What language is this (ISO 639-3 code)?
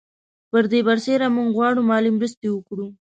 pus